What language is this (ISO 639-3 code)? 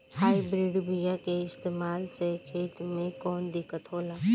bho